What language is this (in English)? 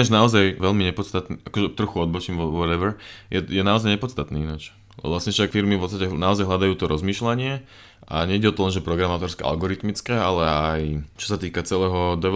Slovak